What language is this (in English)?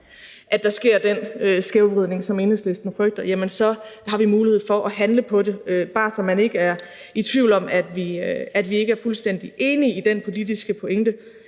Danish